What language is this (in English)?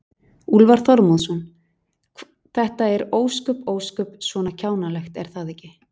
Icelandic